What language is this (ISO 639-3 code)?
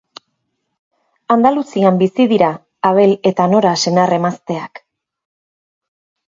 eus